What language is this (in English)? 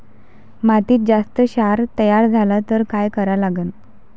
Marathi